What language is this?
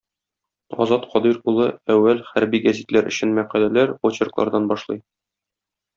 Tatar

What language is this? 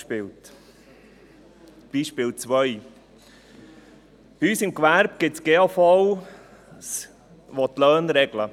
Swiss German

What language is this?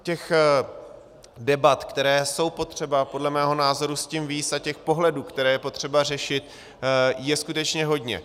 Czech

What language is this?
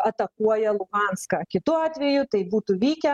Lithuanian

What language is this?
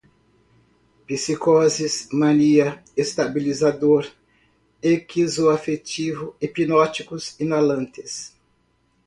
Portuguese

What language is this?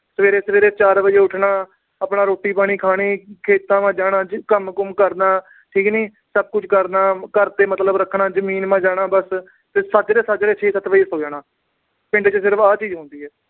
Punjabi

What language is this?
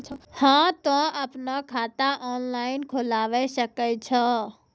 Maithili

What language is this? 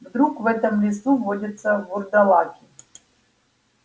Russian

